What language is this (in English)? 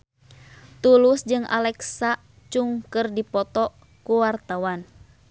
Sundanese